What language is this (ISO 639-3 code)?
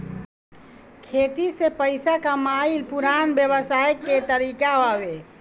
bho